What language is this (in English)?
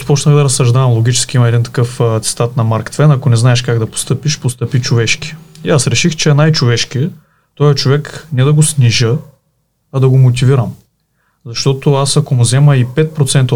Bulgarian